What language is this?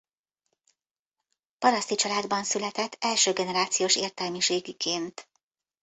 Hungarian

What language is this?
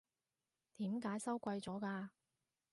Cantonese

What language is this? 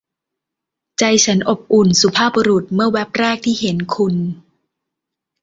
Thai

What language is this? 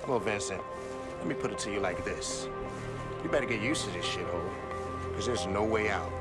Turkish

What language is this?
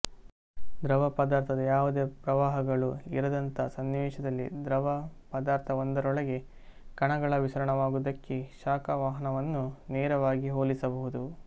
Kannada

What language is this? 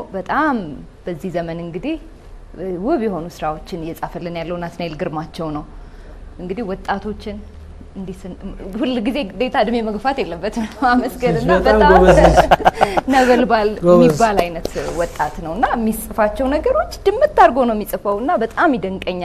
Arabic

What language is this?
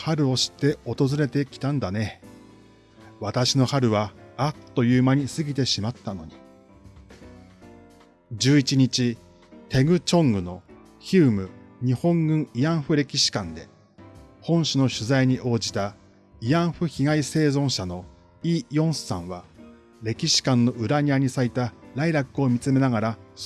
Japanese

